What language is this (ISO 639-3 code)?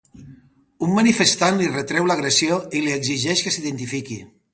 cat